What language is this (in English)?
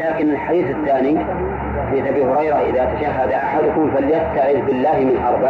Arabic